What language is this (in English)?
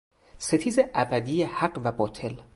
Persian